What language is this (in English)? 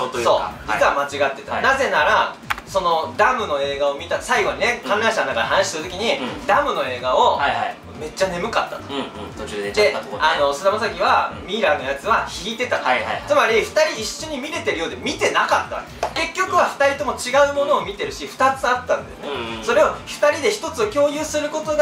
Japanese